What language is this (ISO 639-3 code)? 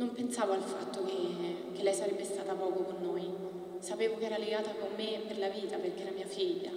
ita